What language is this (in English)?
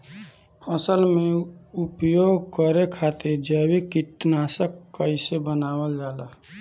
Bhojpuri